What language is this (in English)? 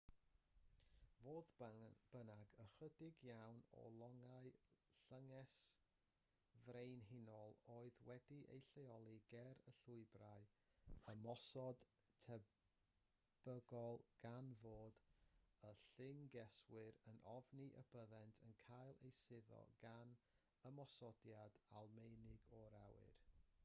Welsh